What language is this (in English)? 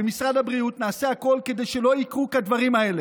Hebrew